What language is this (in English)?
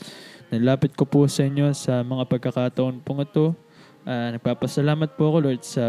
Filipino